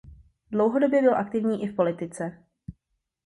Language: Czech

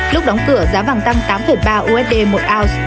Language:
Vietnamese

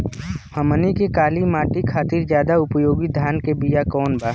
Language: Bhojpuri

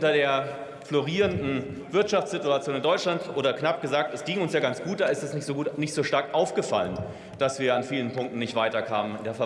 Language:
German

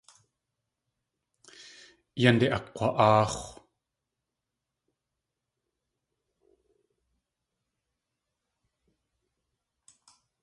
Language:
Tlingit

